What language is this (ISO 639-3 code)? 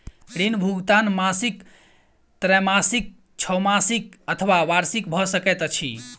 mai